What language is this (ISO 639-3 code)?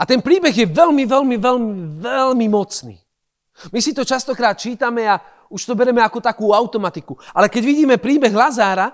slk